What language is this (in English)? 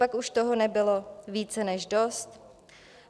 Czech